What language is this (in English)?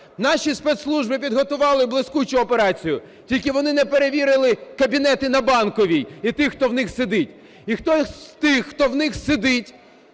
Ukrainian